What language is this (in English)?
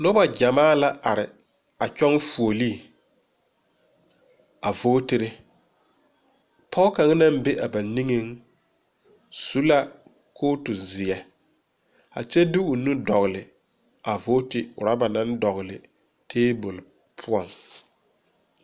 Southern Dagaare